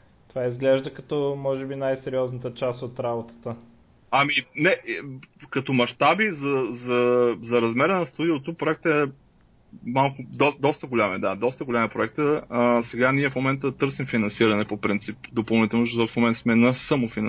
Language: Bulgarian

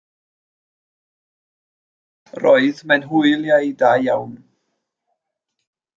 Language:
Welsh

